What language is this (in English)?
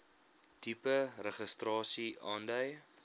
Afrikaans